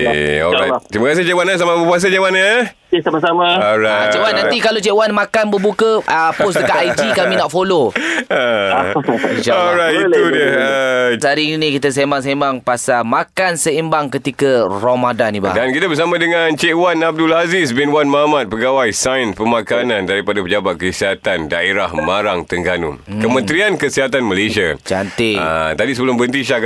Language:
Malay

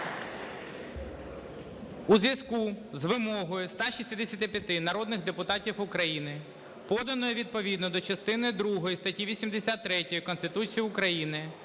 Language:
Ukrainian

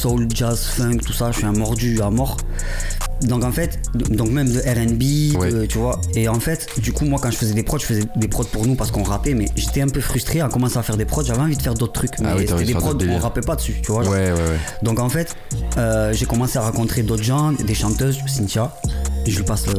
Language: French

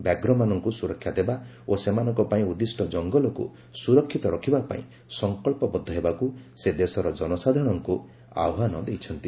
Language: Odia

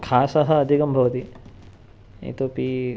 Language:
Sanskrit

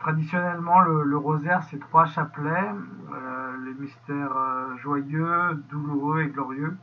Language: French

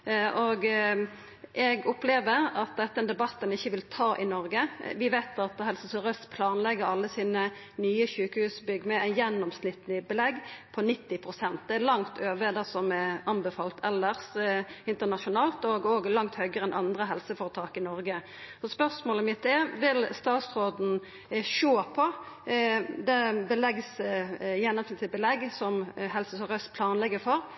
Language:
Norwegian Nynorsk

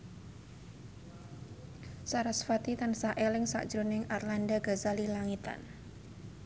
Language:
Javanese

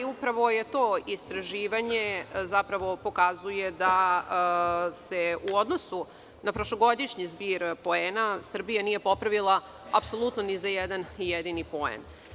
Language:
Serbian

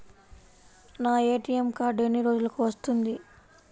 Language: Telugu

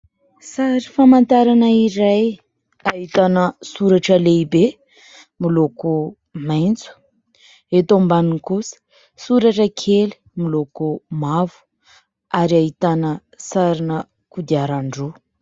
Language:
Malagasy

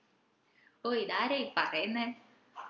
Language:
Malayalam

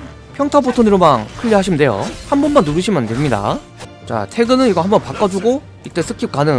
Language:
Korean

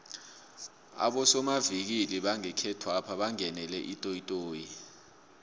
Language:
South Ndebele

